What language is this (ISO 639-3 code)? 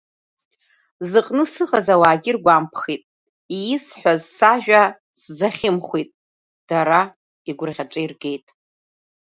abk